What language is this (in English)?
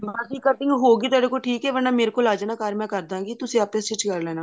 Punjabi